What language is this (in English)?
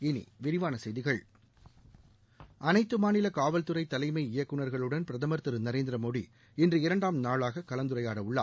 Tamil